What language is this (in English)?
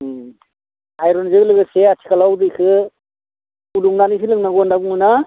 Bodo